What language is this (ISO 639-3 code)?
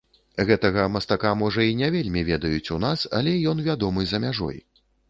bel